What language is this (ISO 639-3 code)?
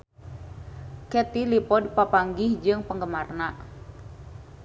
sun